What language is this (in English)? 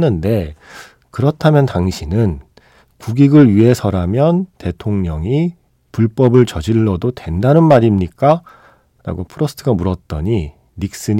Korean